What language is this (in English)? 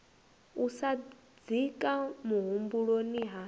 Venda